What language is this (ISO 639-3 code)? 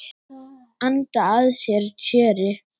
isl